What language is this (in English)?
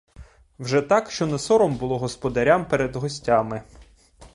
Ukrainian